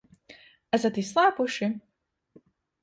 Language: Latvian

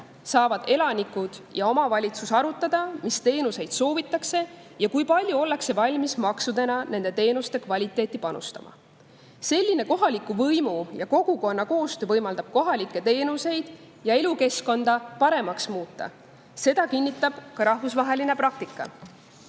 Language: Estonian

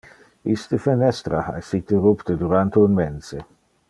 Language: Interlingua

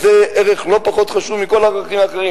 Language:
Hebrew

